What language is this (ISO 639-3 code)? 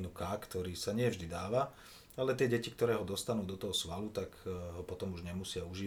slk